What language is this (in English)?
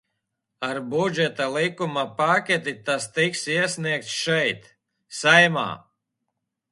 Latvian